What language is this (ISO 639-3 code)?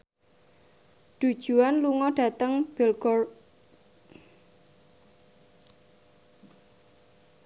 jav